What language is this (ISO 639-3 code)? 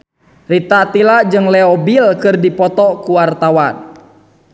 sun